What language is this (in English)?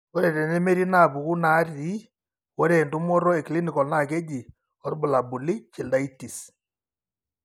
Masai